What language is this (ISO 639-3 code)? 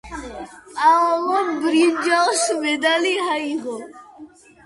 kat